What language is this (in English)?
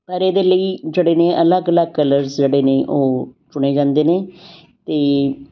Punjabi